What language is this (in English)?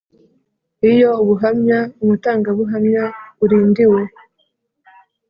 Kinyarwanda